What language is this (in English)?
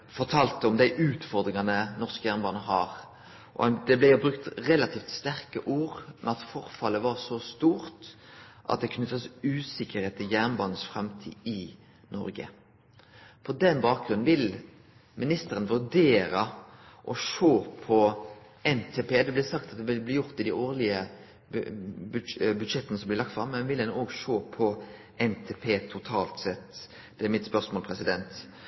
Norwegian Nynorsk